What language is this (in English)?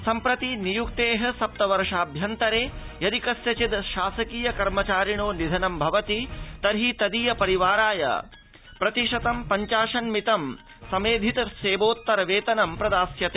Sanskrit